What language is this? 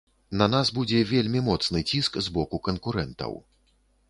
Belarusian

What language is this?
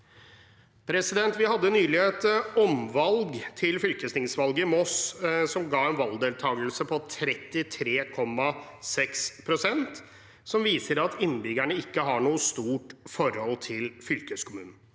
Norwegian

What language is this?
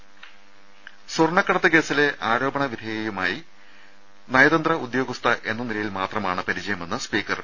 Malayalam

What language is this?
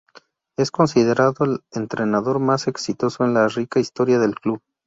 Spanish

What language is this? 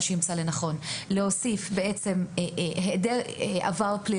Hebrew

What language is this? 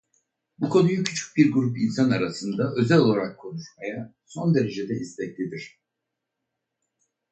Turkish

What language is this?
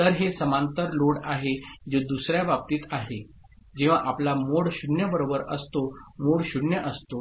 Marathi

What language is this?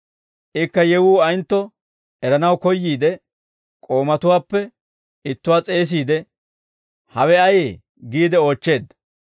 Dawro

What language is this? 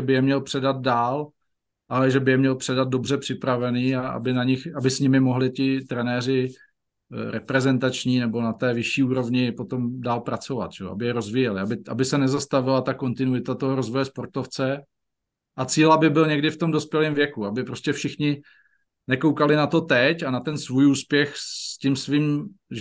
Czech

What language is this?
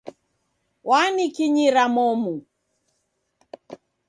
Taita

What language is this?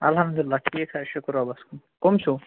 Kashmiri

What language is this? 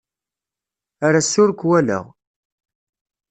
Kabyle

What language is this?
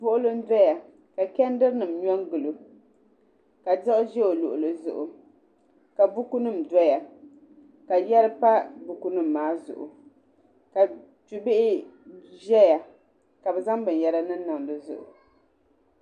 Dagbani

